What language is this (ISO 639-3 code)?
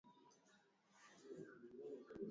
swa